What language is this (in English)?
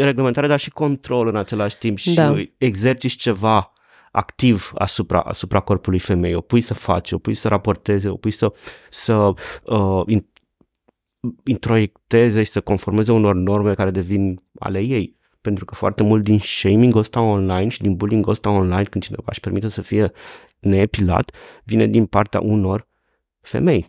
Romanian